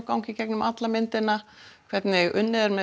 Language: Icelandic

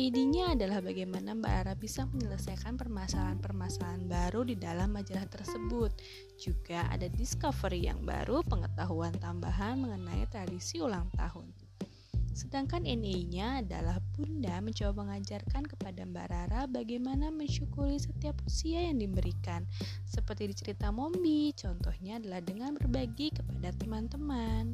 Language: Indonesian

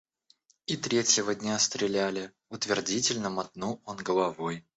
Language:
Russian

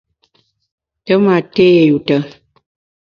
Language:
Bamun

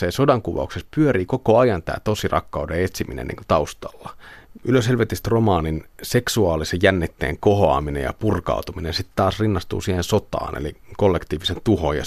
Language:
Finnish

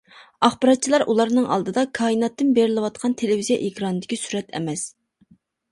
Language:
Uyghur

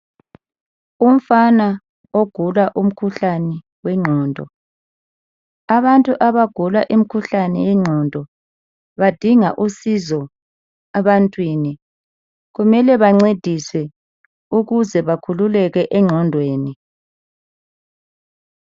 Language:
North Ndebele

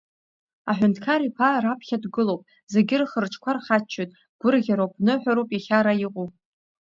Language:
Abkhazian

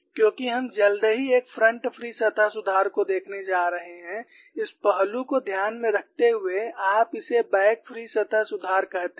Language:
Hindi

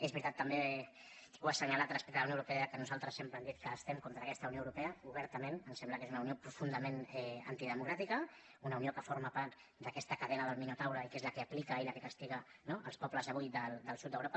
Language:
Catalan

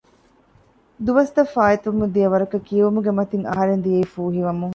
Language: Divehi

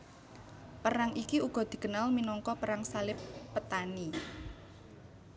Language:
Javanese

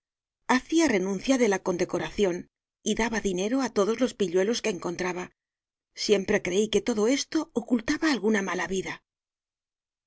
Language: Spanish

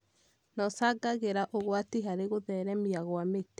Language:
Kikuyu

